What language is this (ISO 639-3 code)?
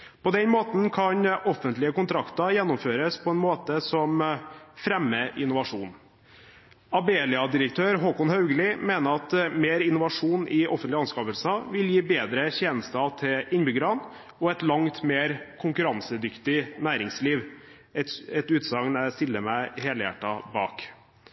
nob